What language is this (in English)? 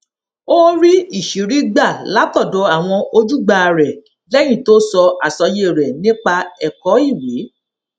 Yoruba